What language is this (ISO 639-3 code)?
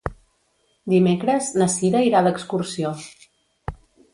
cat